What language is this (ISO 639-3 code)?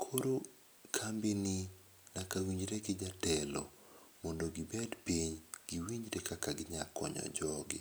luo